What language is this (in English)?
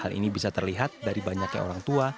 Indonesian